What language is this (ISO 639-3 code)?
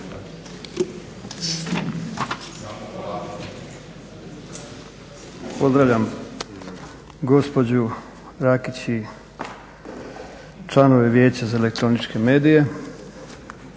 hrv